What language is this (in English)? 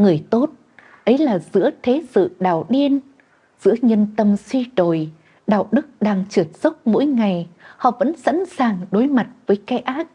Vietnamese